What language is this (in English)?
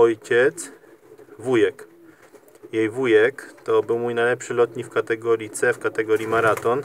Polish